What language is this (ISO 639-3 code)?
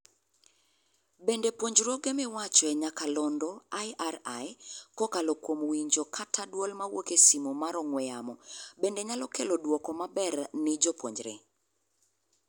luo